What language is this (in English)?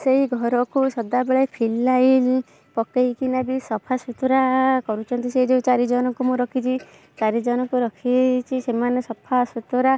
Odia